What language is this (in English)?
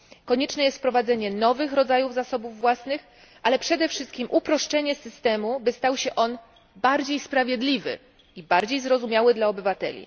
Polish